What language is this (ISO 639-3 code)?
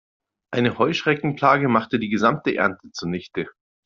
deu